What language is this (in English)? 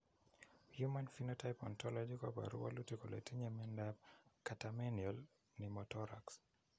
Kalenjin